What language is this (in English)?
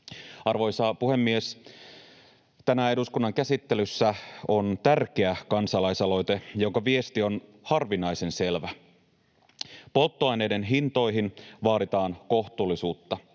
Finnish